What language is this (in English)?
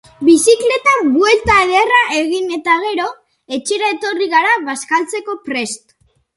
Basque